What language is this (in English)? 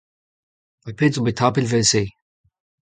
Breton